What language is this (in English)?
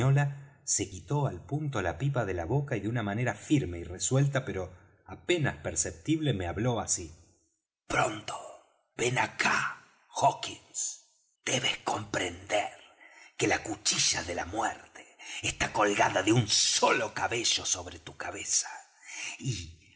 Spanish